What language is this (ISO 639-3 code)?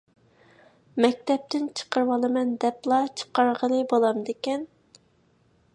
uig